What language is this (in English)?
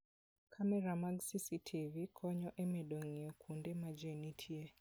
Luo (Kenya and Tanzania)